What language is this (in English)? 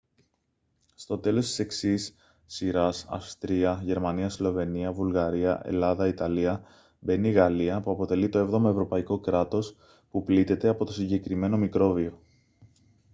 Greek